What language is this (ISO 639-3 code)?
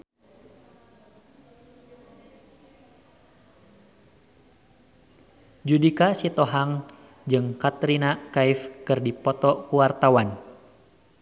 sun